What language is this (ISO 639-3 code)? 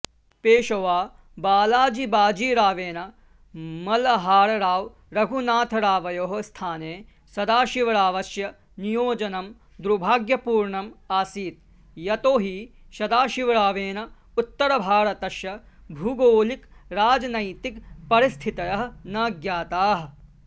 san